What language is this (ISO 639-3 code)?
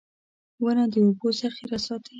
pus